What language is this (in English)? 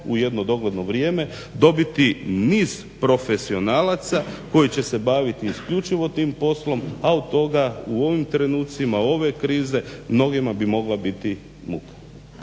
Croatian